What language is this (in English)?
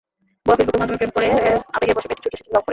Bangla